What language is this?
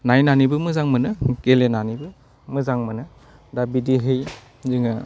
Bodo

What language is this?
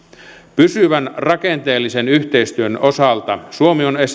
Finnish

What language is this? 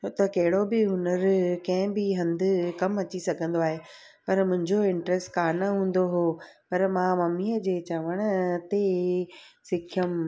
Sindhi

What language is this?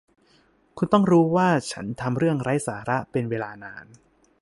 Thai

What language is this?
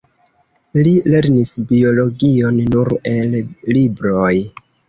Esperanto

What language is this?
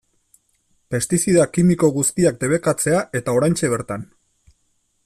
Basque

